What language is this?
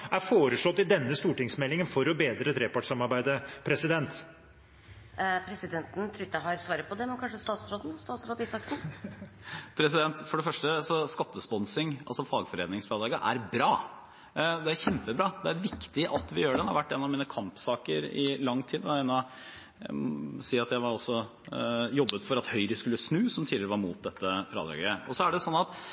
Norwegian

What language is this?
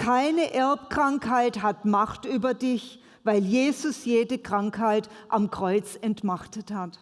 German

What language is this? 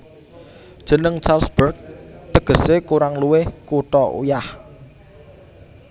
Javanese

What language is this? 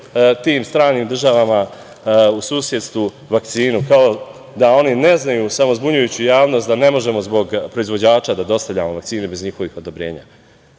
Serbian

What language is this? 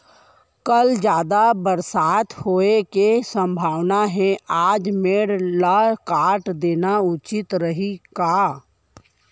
Chhattisgarhi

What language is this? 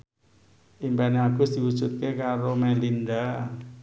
Javanese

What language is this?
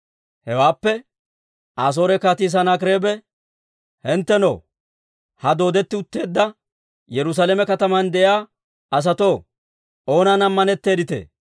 Dawro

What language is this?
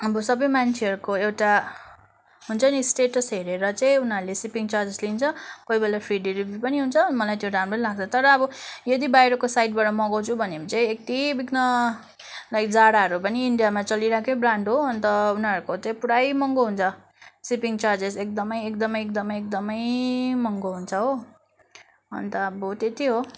Nepali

